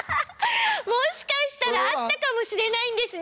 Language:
Japanese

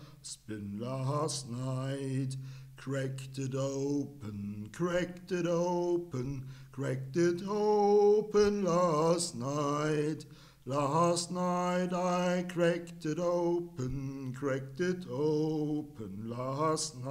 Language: German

